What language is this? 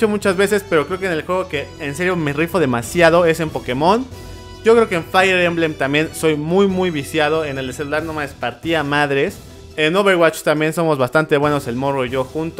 Spanish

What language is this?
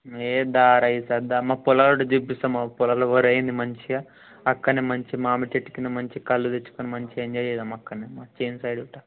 Telugu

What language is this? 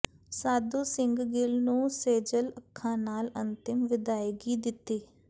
Punjabi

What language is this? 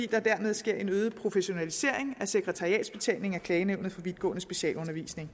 Danish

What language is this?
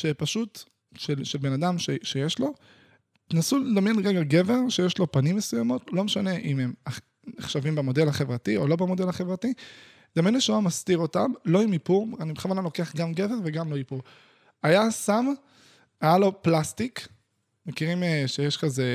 Hebrew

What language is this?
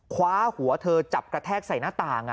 Thai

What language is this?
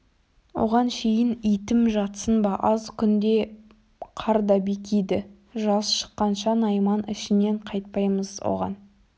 Kazakh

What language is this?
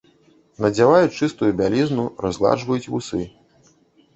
Belarusian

